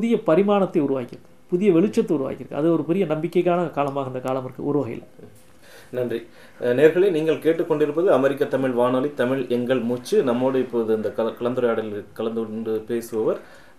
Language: Tamil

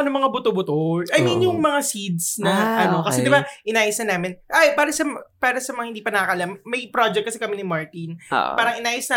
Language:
Filipino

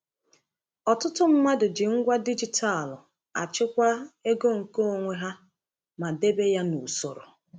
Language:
Igbo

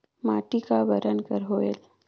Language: Chhattisgarhi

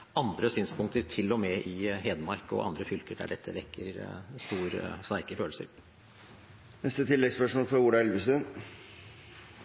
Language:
Norwegian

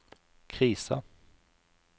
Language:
Norwegian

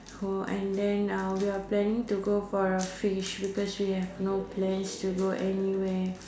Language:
English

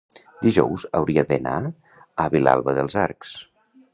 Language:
Catalan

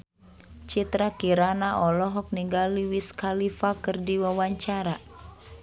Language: Sundanese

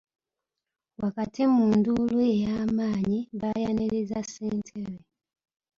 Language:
Ganda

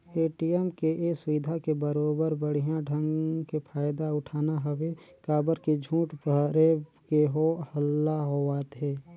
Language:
Chhattisgarhi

